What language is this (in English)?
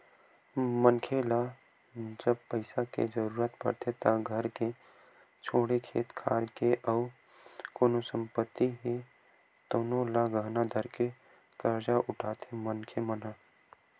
Chhattisgarhi